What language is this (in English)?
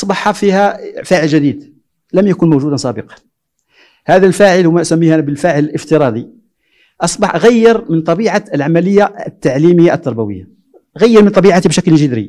Arabic